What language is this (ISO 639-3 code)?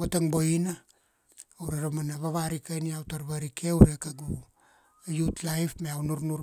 ksd